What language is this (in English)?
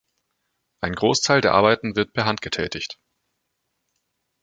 German